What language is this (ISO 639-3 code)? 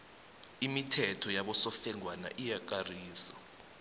nbl